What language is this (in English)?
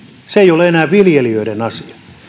Finnish